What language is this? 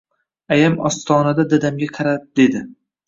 Uzbek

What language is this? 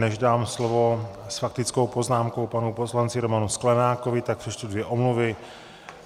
Czech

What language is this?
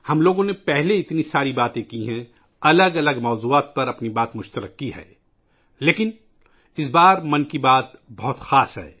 Urdu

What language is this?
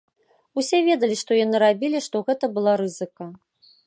Belarusian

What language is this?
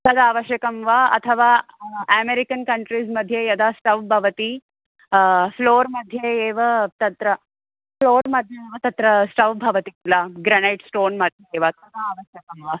Sanskrit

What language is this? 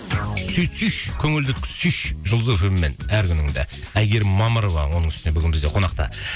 Kazakh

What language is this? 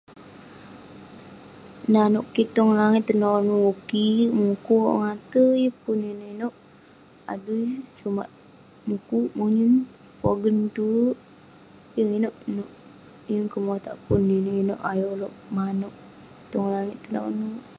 Western Penan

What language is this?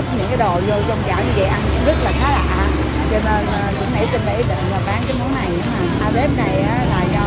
Vietnamese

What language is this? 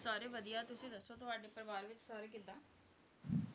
Punjabi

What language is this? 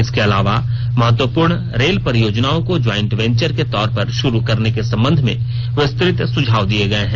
Hindi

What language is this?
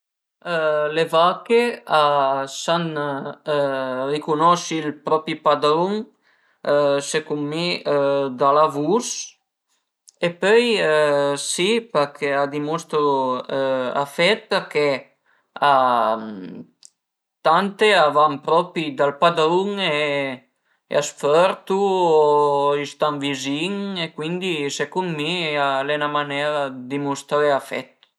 Piedmontese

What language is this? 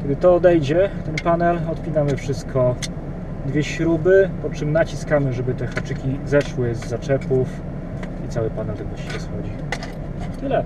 Polish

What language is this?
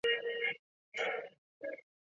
Chinese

